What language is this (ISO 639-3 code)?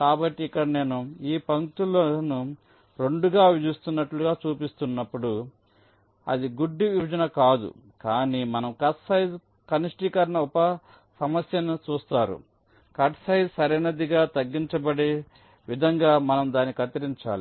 tel